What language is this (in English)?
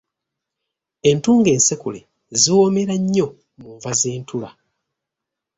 Ganda